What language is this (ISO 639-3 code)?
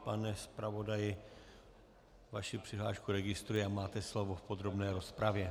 ces